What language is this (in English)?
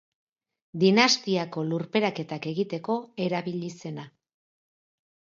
Basque